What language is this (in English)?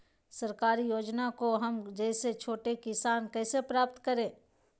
Magahi